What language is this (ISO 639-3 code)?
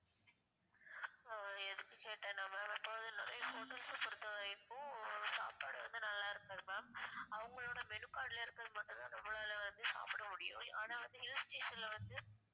tam